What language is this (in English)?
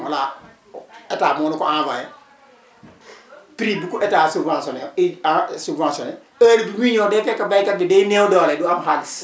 Wolof